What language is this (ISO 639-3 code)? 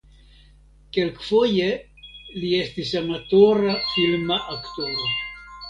epo